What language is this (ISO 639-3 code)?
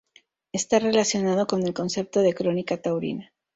spa